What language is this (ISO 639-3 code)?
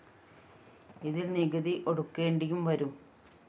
mal